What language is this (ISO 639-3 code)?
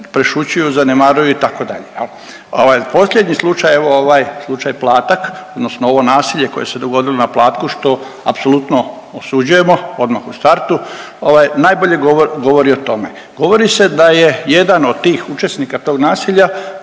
hrv